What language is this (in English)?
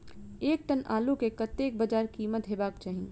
Maithili